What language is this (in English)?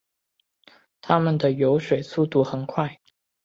Chinese